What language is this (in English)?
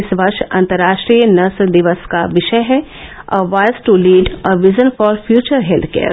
Hindi